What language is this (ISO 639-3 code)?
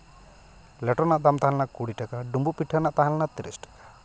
sat